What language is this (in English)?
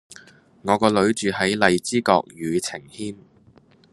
Cantonese